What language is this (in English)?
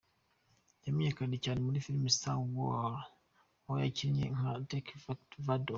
Kinyarwanda